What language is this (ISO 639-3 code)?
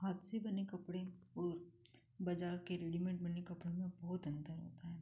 hin